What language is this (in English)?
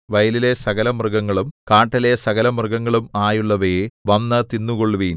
Malayalam